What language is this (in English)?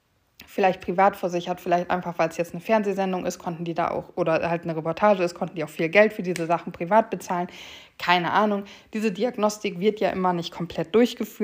German